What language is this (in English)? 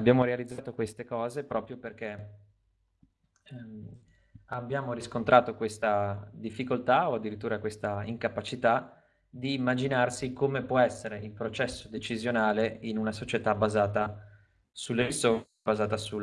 Italian